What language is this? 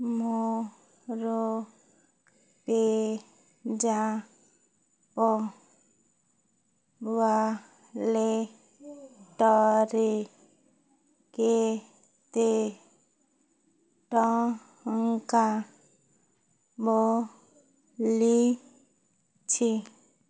Odia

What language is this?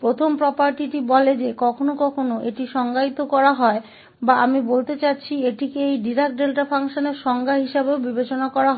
Hindi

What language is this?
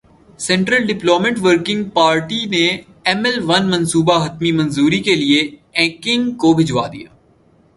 Urdu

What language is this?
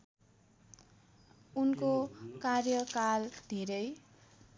Nepali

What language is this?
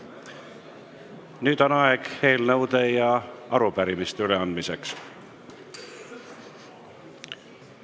Estonian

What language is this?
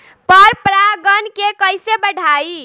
Bhojpuri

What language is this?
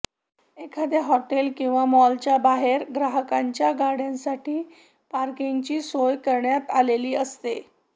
Marathi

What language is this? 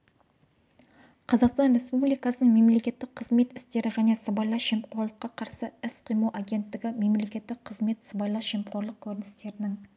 Kazakh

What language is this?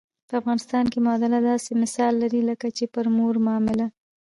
Pashto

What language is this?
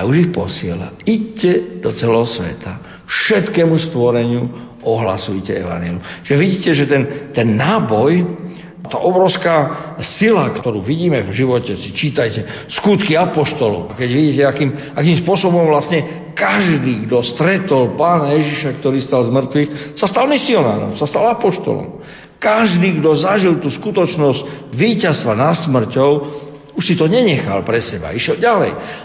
Slovak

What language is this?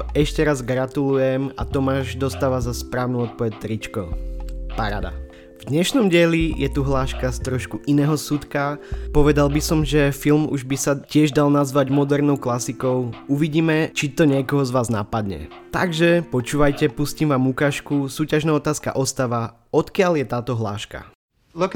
Slovak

